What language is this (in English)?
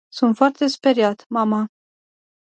Romanian